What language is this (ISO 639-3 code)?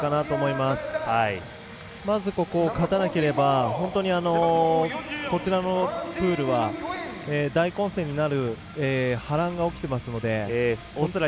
jpn